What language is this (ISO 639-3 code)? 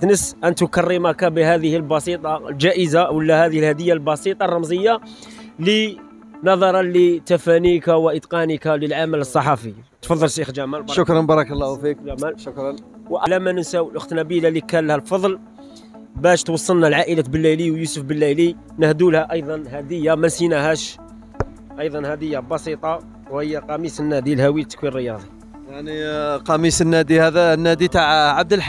ara